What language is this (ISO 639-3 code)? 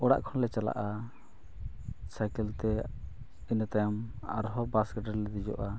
sat